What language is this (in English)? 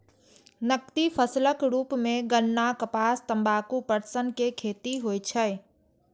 Maithili